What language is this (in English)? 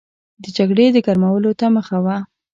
Pashto